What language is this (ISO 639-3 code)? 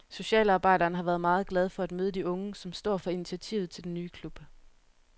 dan